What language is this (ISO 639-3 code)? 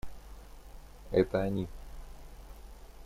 rus